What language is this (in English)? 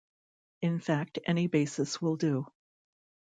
English